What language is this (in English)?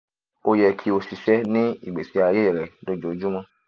Yoruba